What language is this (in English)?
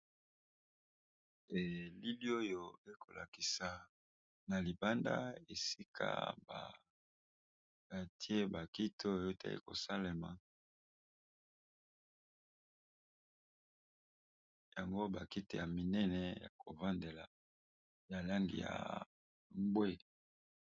Lingala